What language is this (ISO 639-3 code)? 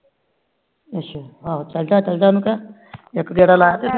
pan